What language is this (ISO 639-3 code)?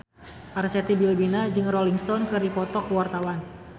sun